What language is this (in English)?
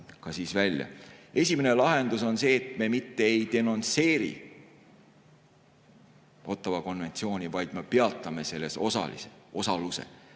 Estonian